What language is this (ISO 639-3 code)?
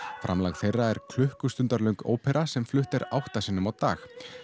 isl